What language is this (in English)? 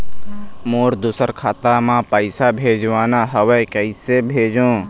Chhattisgarhi